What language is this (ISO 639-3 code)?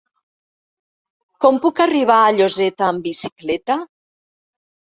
cat